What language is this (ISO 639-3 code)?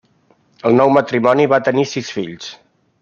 cat